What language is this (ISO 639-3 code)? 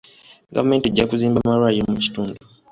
lug